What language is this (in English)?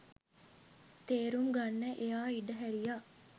Sinhala